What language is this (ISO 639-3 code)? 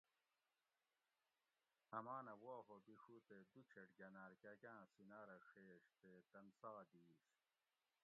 gwc